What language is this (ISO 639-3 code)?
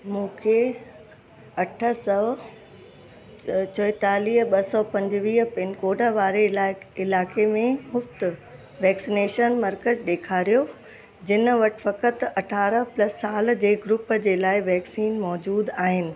snd